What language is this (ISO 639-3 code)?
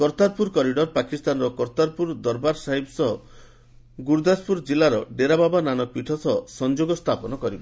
ori